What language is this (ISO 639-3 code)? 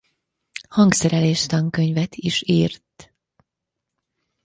hun